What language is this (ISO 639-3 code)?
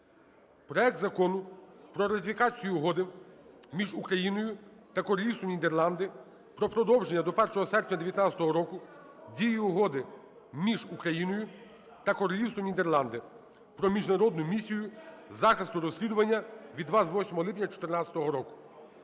ukr